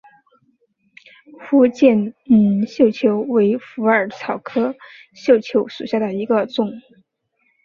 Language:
Chinese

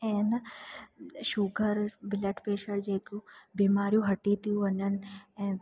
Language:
Sindhi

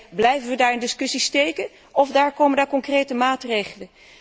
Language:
Dutch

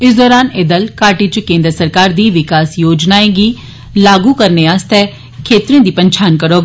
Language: Dogri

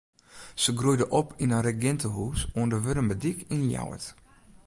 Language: Western Frisian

